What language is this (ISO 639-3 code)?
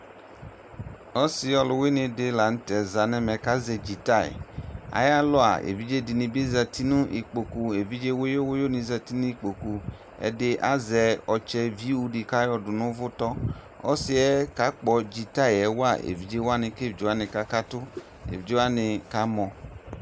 kpo